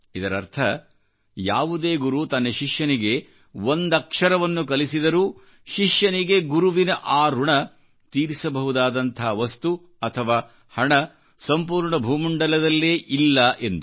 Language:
Kannada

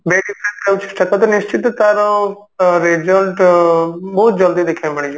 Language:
Odia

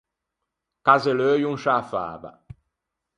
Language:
Ligurian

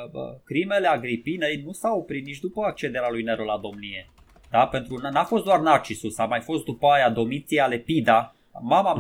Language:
Romanian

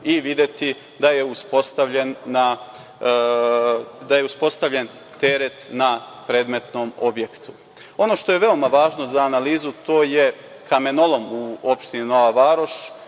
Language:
Serbian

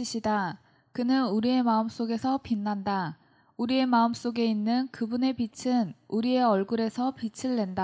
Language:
Korean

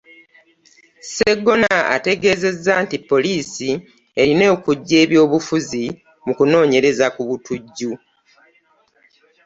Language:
Ganda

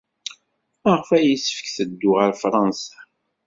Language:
Kabyle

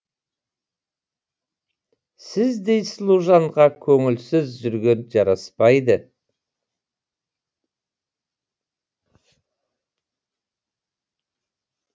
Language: Kazakh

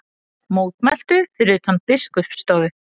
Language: Icelandic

